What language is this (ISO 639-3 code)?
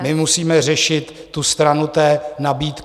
ces